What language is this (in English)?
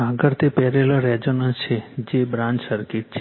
Gujarati